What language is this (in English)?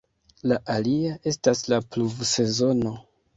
Esperanto